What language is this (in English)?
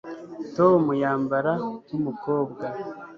Kinyarwanda